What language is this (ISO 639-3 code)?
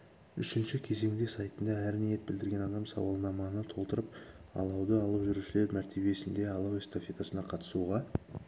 kaz